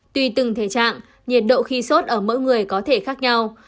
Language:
Vietnamese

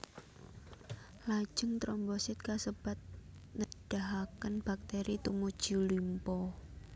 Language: Javanese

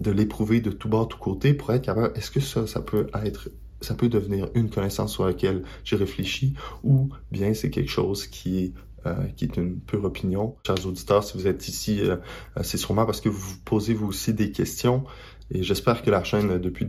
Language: French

